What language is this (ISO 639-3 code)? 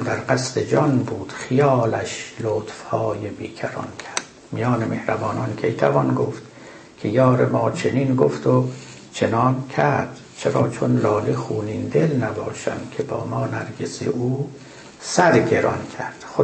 fas